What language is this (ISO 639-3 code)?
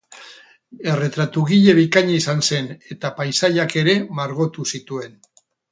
eus